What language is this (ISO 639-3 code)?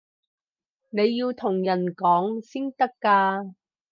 yue